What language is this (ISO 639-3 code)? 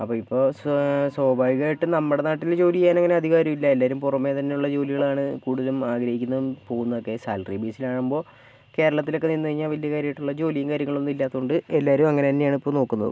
mal